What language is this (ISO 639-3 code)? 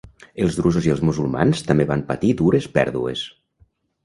cat